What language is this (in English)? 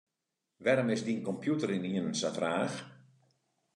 Western Frisian